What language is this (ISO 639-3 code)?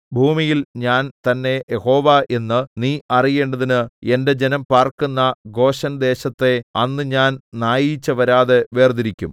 mal